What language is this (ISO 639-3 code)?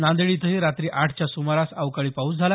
mar